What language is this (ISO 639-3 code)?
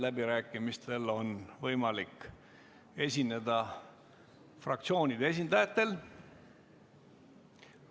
est